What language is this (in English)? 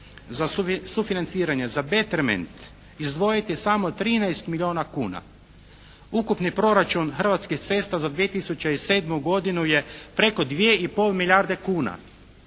Croatian